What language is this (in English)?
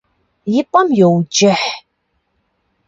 Kabardian